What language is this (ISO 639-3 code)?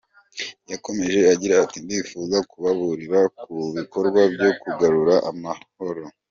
kin